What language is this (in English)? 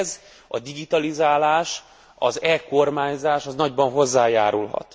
Hungarian